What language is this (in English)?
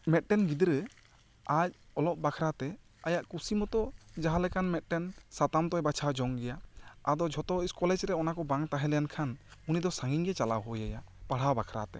Santali